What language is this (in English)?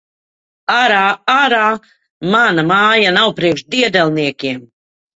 Latvian